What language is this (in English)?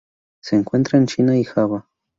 Spanish